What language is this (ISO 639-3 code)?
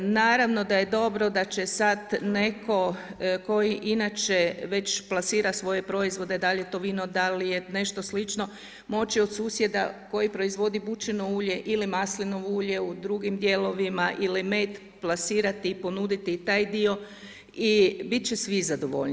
hrv